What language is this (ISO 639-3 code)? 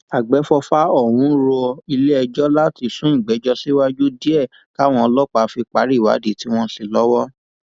yor